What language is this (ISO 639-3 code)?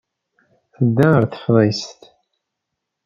kab